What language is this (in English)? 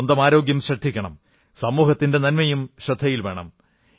Malayalam